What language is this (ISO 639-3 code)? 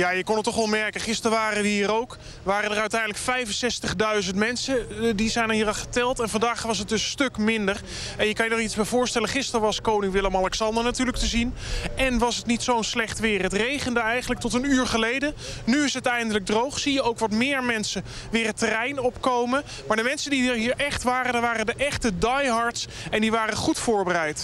nld